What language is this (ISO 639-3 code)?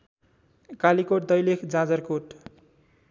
nep